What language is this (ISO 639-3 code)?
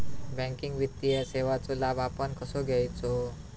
mar